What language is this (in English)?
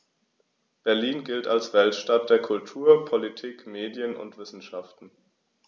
German